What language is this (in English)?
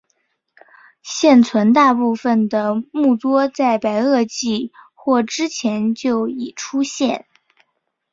Chinese